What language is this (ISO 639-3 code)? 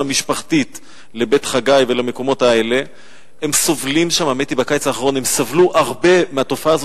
heb